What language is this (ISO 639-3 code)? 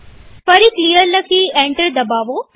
guj